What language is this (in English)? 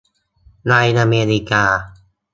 Thai